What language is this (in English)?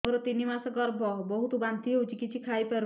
Odia